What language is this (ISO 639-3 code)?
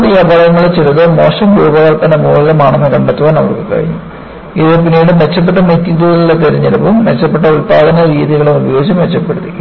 mal